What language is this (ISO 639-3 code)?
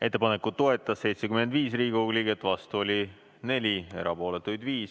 est